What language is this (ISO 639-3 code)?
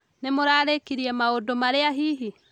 kik